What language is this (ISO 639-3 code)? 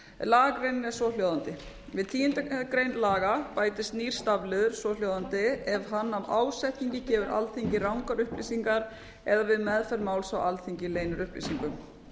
isl